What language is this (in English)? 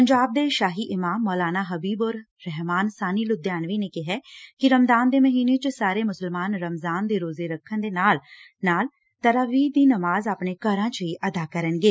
Punjabi